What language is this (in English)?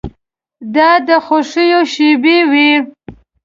Pashto